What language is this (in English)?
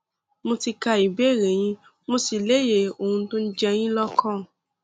Yoruba